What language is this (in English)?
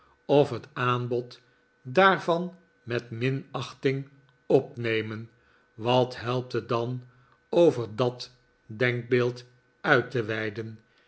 Dutch